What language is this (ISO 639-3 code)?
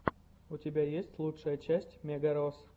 rus